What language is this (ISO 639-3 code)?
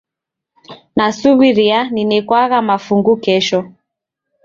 dav